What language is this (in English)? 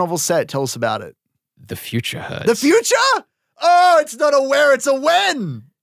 English